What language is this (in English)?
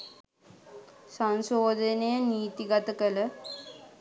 Sinhala